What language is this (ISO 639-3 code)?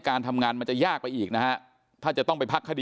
tha